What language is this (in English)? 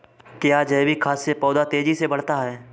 Hindi